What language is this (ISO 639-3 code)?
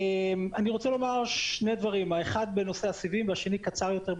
heb